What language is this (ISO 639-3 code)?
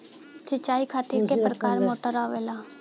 bho